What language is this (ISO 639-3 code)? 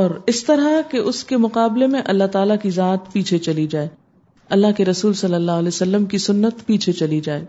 urd